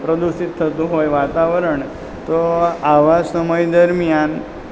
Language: Gujarati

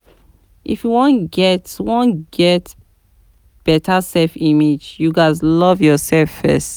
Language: Nigerian Pidgin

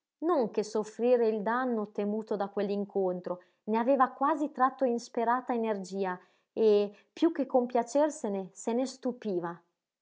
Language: Italian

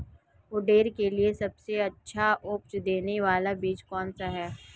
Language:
Hindi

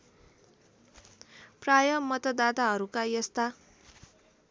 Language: Nepali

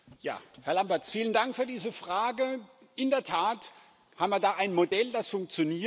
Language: German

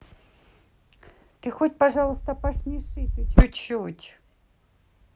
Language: Russian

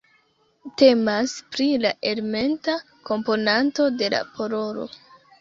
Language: Esperanto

